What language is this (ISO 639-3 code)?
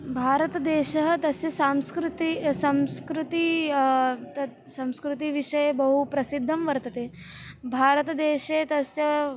san